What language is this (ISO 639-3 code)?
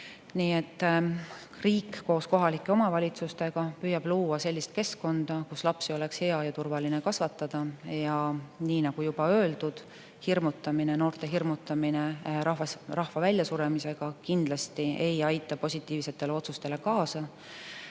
est